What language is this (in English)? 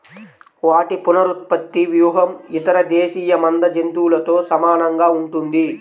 Telugu